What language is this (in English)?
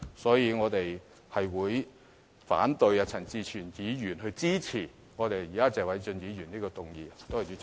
Cantonese